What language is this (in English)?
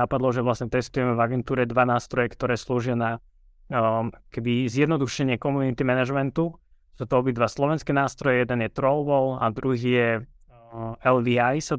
Slovak